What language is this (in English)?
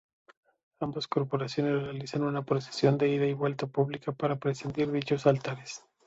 Spanish